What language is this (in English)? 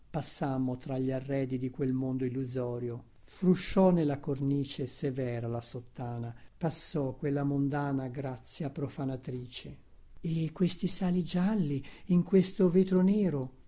Italian